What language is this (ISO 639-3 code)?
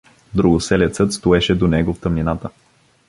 bul